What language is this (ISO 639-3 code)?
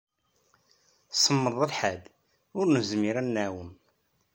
kab